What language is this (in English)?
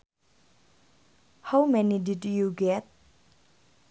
Sundanese